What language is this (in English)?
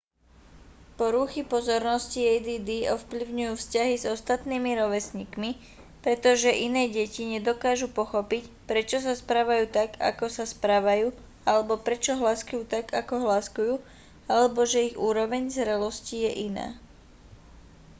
Slovak